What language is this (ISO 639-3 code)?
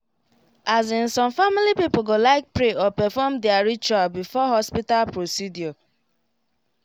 pcm